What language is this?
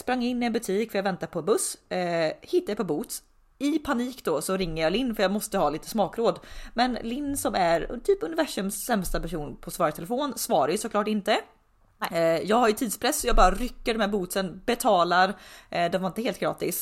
Swedish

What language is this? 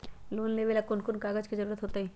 Magahi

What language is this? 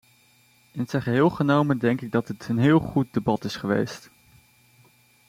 Dutch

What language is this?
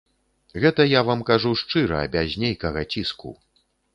Belarusian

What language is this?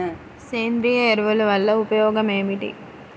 Telugu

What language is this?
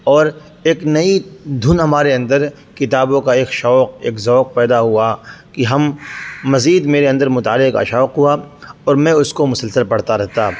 Urdu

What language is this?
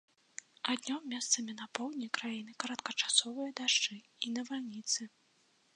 Belarusian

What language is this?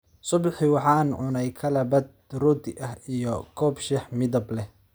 Somali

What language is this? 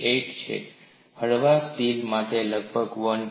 Gujarati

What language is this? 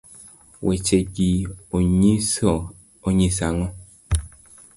Luo (Kenya and Tanzania)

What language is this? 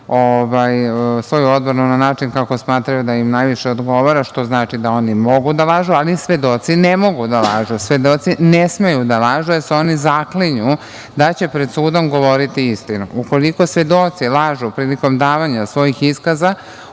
Serbian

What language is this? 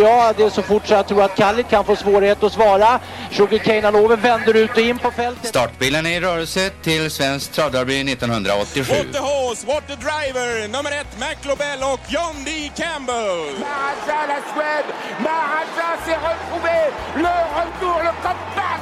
Swedish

